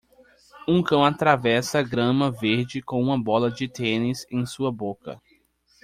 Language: Portuguese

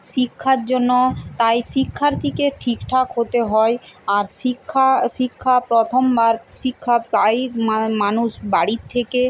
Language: Bangla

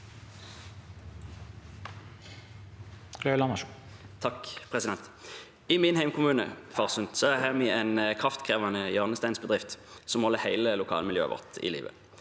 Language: Norwegian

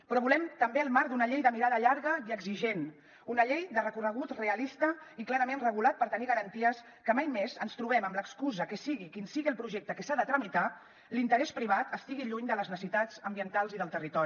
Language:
Catalan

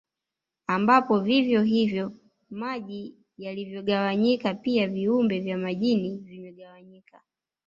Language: Swahili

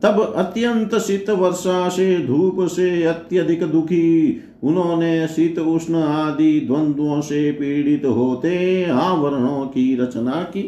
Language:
Hindi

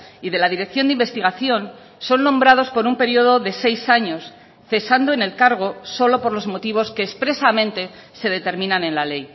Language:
Spanish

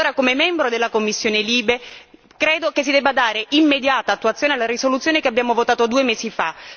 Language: Italian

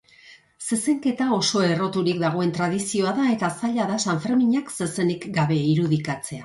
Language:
Basque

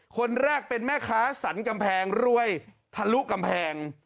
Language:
Thai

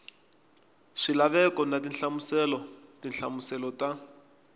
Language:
Tsonga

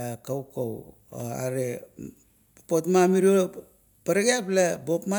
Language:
Kuot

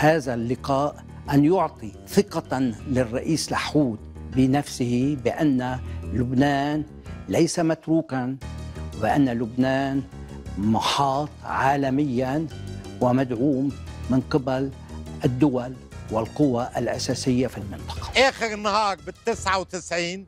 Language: Arabic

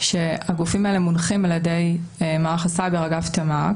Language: Hebrew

